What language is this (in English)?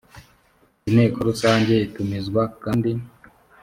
Kinyarwanda